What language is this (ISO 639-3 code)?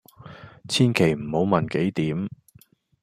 yue